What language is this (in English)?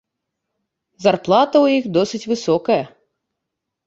Belarusian